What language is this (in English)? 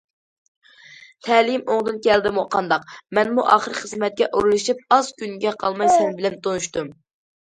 Uyghur